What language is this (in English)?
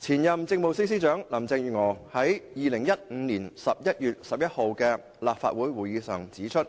Cantonese